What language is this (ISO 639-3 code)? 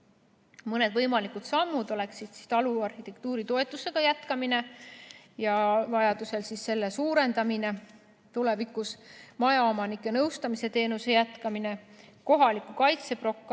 est